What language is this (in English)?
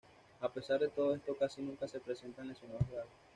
Spanish